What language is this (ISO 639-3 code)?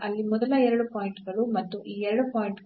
kan